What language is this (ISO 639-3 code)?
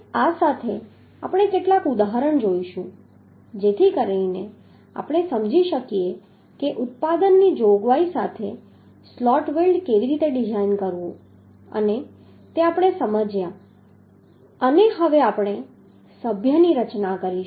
guj